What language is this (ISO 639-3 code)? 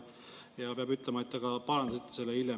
est